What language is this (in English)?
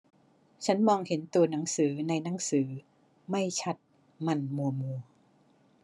Thai